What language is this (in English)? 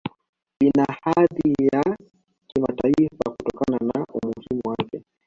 Swahili